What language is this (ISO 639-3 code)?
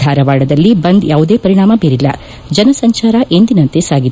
kan